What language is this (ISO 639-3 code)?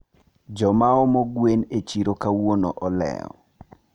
luo